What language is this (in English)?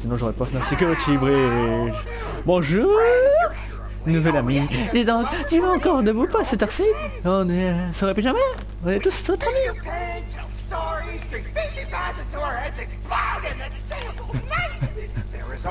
French